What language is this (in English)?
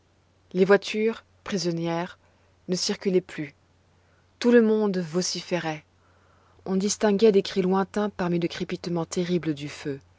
French